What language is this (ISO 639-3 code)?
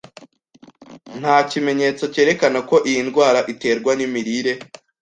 kin